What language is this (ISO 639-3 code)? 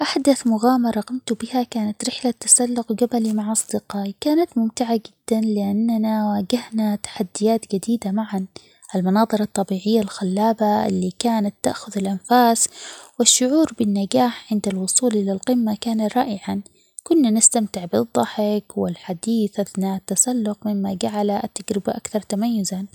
acx